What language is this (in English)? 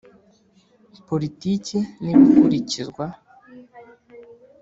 Kinyarwanda